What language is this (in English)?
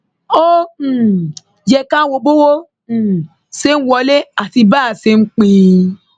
Yoruba